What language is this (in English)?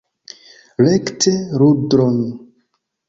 Esperanto